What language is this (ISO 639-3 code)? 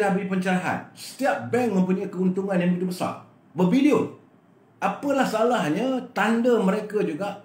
msa